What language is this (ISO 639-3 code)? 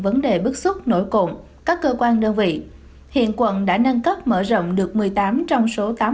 vie